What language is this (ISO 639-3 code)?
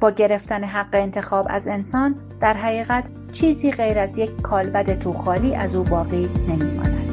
fas